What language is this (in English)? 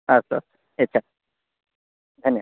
Sanskrit